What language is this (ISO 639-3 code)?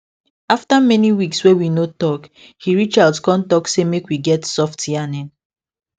pcm